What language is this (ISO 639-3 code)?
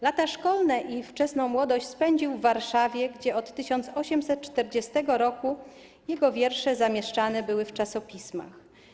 pol